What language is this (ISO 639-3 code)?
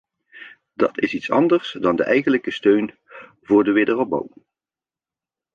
nld